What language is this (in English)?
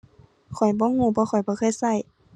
Thai